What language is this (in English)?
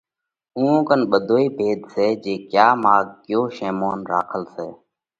Parkari Koli